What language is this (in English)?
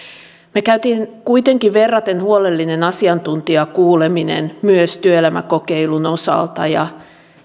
Finnish